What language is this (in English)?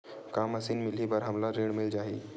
Chhattisgarhi